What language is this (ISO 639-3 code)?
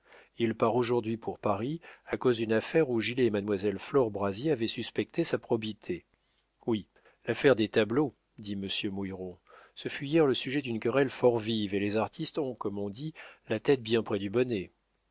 fra